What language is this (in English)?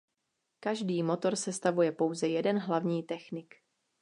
Czech